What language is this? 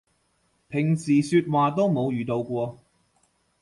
Cantonese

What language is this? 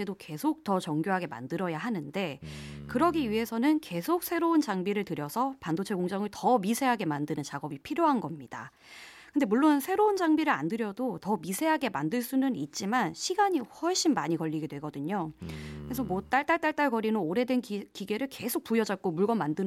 Korean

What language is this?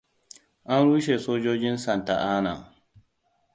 Hausa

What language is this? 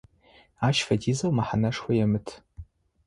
Adyghe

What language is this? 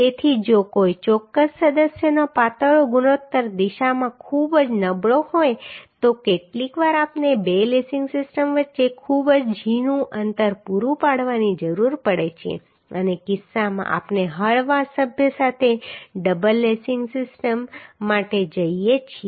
Gujarati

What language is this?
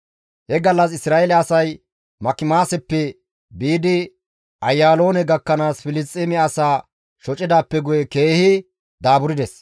Gamo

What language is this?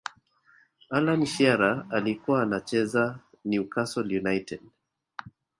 Swahili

